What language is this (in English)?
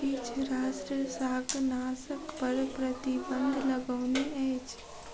Maithili